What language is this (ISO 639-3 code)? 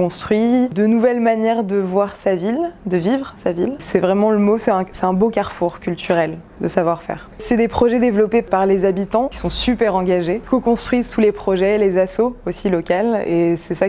fra